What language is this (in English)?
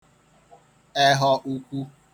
Igbo